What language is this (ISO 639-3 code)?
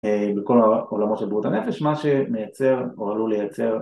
heb